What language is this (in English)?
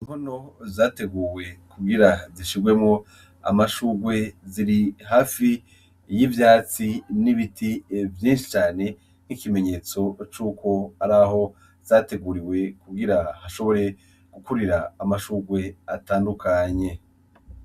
Rundi